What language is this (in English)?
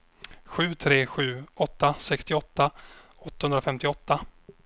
Swedish